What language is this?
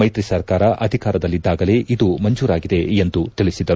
Kannada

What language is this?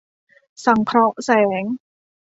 Thai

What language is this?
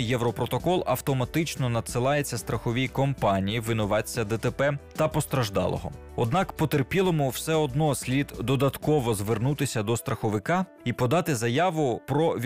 Ukrainian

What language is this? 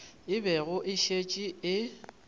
Northern Sotho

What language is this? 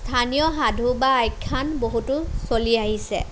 Assamese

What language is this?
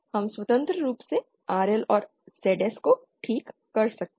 Hindi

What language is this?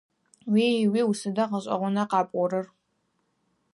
Adyghe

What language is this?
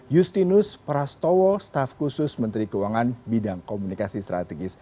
Indonesian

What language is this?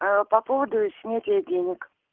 Russian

